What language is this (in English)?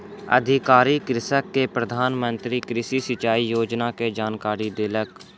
Maithili